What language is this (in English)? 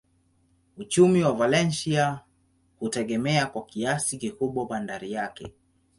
Swahili